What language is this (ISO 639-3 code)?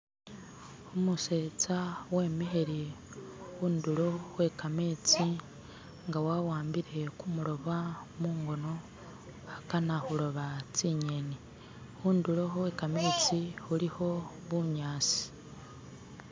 myx